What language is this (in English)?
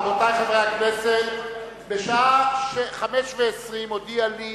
Hebrew